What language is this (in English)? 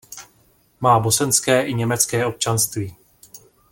Czech